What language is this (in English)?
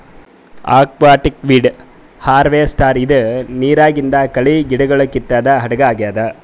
Kannada